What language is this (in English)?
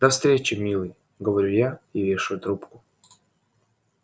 Russian